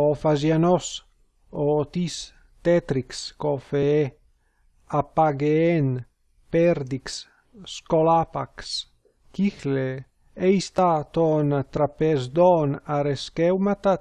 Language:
Greek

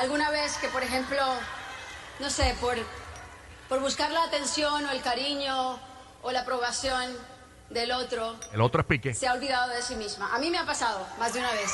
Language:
Spanish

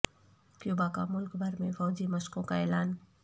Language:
Urdu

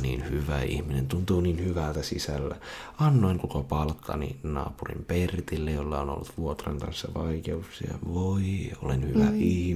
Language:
Finnish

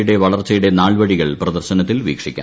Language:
Malayalam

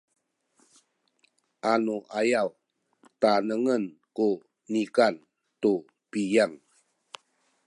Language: Sakizaya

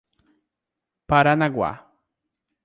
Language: Portuguese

